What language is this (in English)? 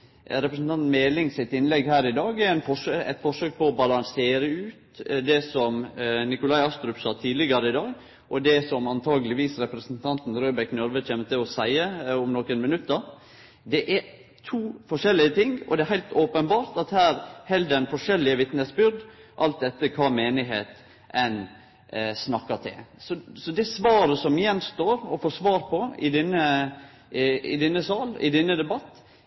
Norwegian Nynorsk